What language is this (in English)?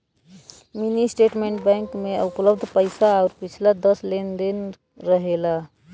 Bhojpuri